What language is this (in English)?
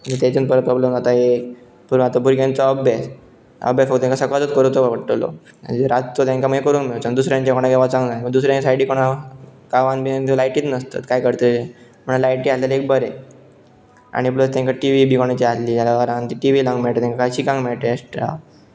Konkani